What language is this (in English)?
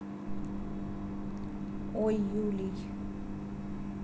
Russian